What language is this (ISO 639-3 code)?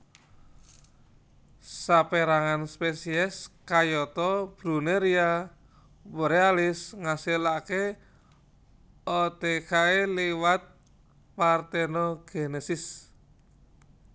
jav